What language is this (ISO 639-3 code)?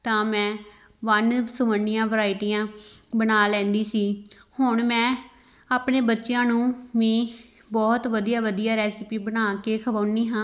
pan